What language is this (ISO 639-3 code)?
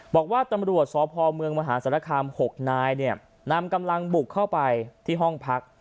tha